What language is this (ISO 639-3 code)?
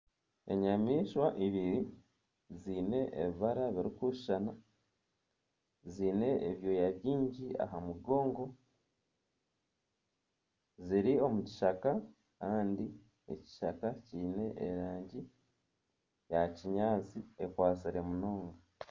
nyn